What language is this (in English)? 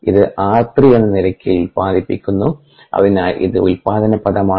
Malayalam